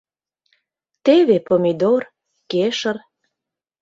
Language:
Mari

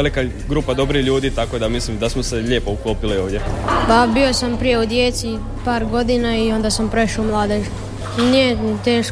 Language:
Croatian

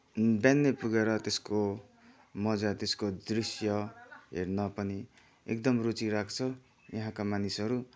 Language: Nepali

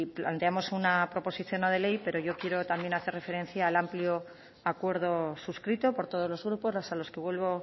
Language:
Spanish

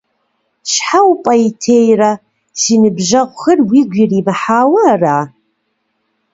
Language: Kabardian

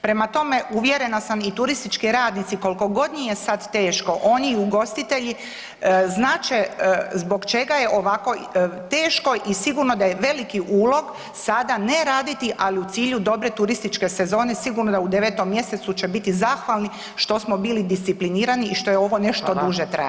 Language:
Croatian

